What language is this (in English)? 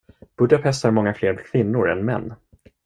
Swedish